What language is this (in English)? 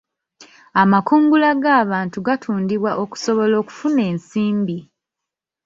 Ganda